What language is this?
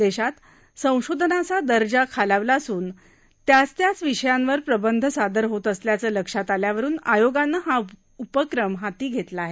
Marathi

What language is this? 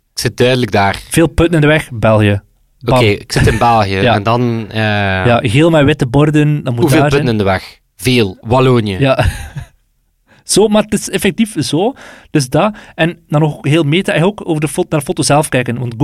Dutch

